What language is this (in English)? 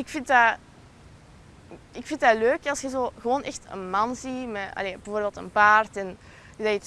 Dutch